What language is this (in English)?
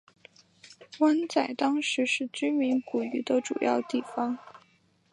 Chinese